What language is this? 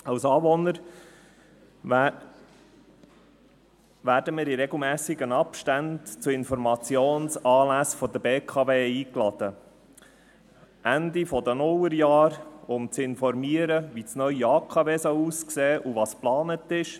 Swiss German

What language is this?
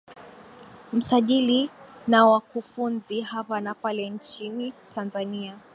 Swahili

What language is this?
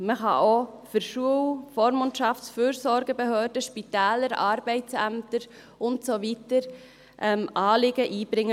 Swiss German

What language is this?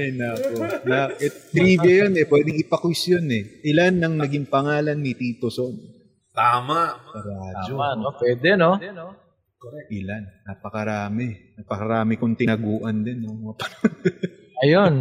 Filipino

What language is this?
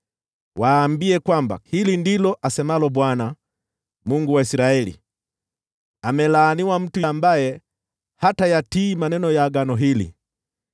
Swahili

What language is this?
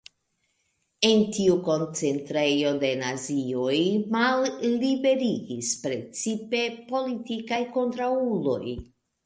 Esperanto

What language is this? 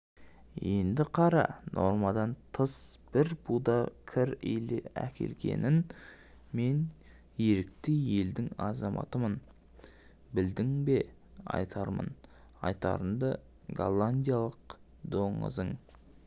Kazakh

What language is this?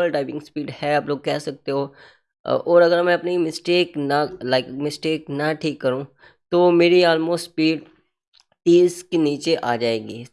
Hindi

